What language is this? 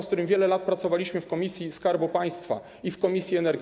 Polish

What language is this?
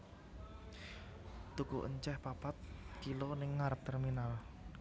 Javanese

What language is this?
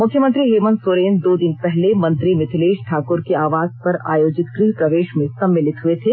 Hindi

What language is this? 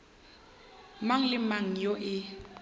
Northern Sotho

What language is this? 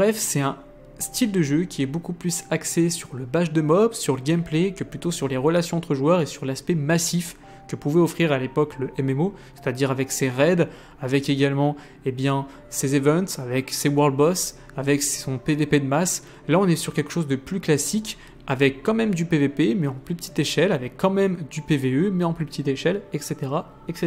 French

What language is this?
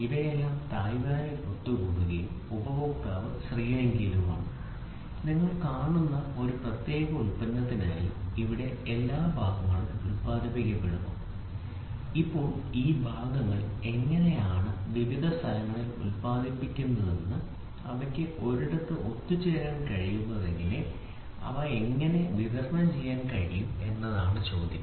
Malayalam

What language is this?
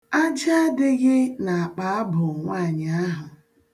Igbo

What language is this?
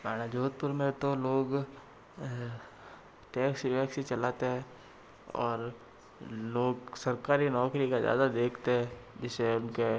Hindi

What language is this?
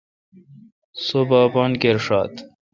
Kalkoti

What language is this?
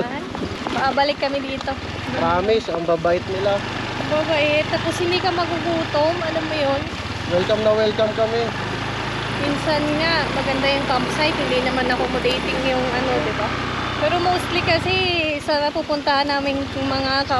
Filipino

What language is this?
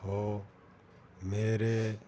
Punjabi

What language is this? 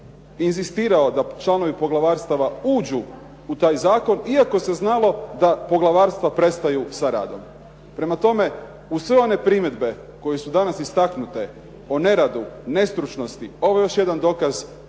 Croatian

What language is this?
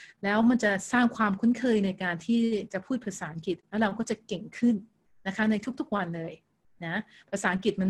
Thai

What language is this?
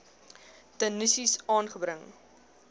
Afrikaans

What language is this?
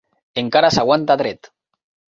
Catalan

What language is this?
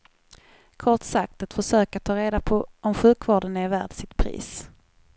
Swedish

